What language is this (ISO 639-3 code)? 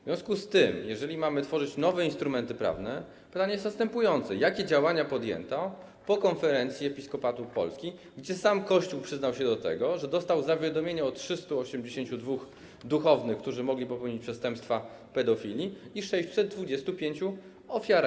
pol